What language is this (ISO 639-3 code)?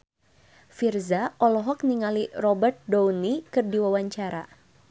sun